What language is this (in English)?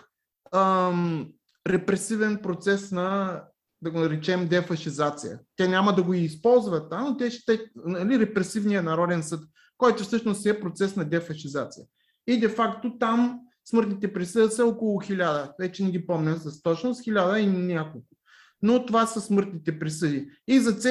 Bulgarian